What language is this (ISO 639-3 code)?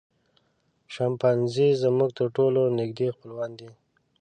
pus